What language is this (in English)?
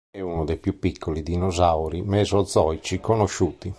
Italian